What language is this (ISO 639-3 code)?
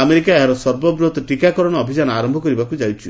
ori